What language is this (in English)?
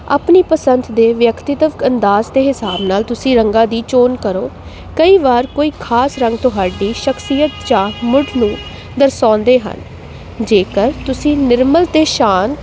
Punjabi